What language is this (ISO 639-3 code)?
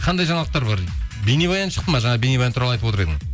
kaz